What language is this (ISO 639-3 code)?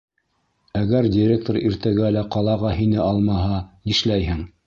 bak